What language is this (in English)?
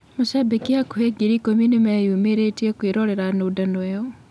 Kikuyu